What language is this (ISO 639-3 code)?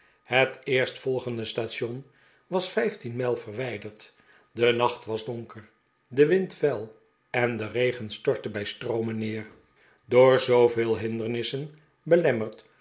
nld